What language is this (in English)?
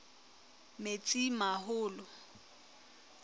Southern Sotho